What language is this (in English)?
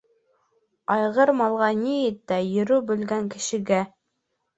Bashkir